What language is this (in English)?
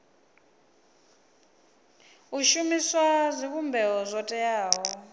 Venda